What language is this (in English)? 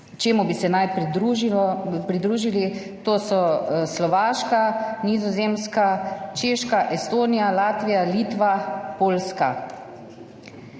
Slovenian